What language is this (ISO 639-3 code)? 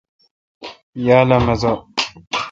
xka